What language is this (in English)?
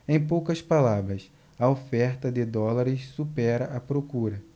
Portuguese